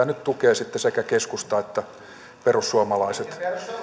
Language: Finnish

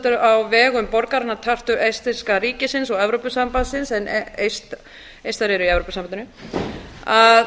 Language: Icelandic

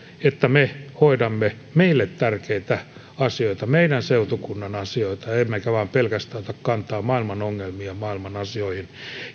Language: Finnish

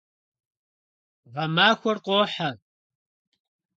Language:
Kabardian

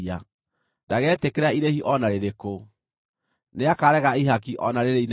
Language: Kikuyu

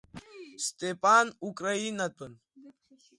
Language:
Abkhazian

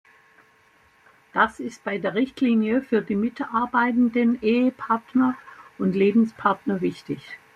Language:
German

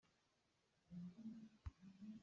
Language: Hakha Chin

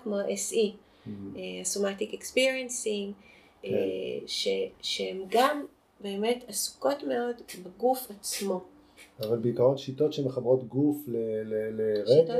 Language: Hebrew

